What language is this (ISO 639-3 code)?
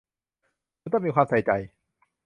tha